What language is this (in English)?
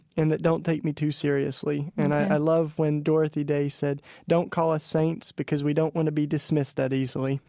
English